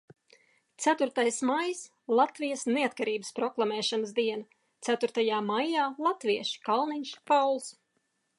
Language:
Latvian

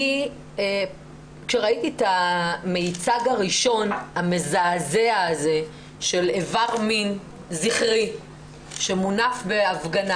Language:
Hebrew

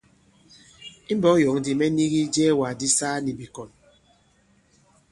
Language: Bankon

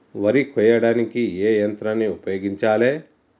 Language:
Telugu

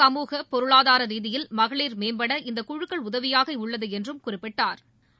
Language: Tamil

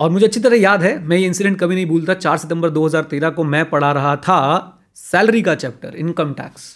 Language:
Hindi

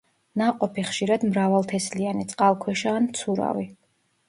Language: Georgian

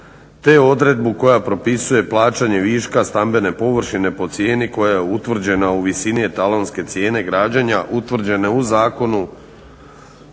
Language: Croatian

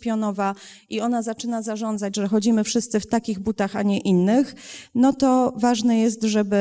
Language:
Polish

